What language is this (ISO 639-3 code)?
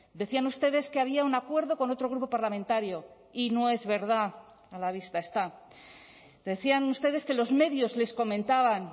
spa